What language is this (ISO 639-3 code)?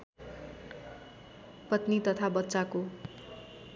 nep